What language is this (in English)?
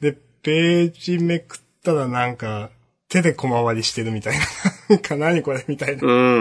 Japanese